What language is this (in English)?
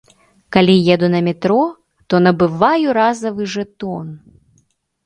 Belarusian